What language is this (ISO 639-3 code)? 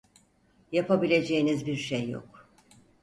tur